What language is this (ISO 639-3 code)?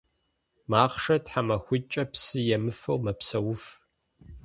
kbd